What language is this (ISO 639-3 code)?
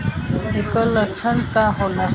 bho